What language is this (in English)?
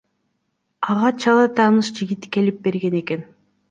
Kyrgyz